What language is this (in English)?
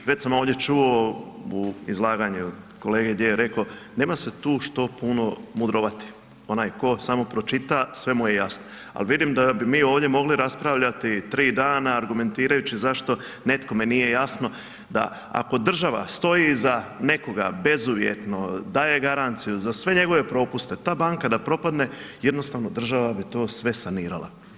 Croatian